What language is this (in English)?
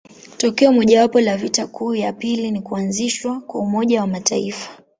Swahili